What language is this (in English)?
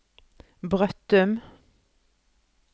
Norwegian